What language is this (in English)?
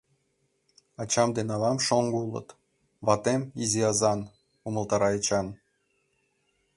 Mari